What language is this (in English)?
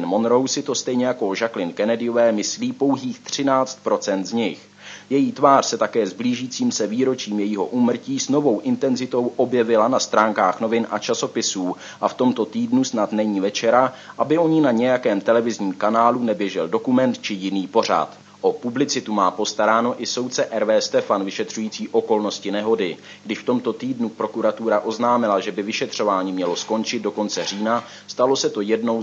Czech